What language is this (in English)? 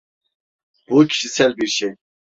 Turkish